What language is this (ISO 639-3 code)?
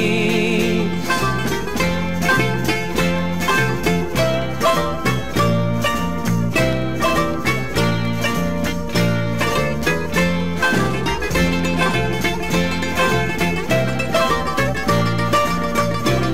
ell